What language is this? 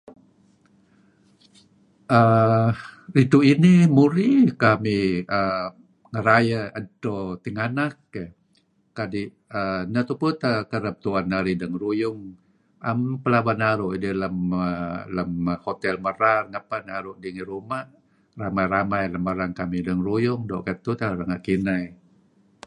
Kelabit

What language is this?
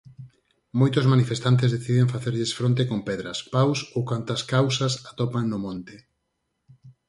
Galician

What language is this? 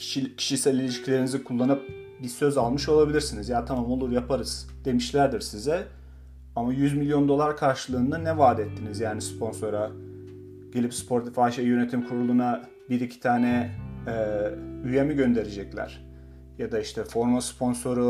Turkish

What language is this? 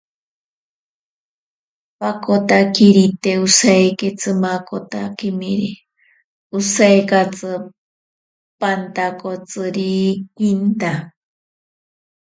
Ashéninka Perené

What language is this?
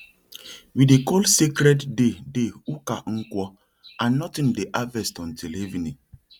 Nigerian Pidgin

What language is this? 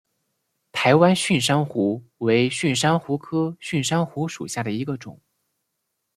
Chinese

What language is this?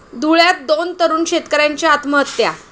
Marathi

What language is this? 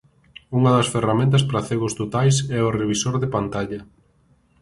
Galician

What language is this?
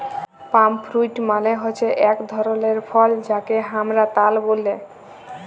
Bangla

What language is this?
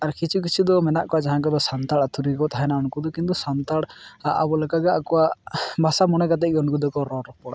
Santali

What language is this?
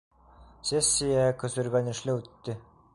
Bashkir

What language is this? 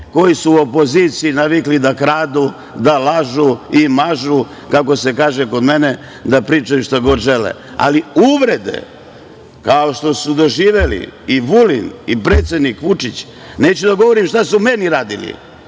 Serbian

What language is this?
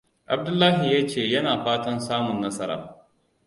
Hausa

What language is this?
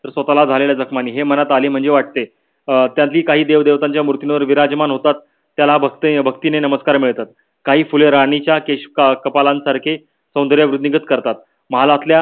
Marathi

